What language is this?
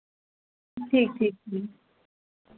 Dogri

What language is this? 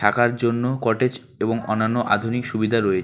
Bangla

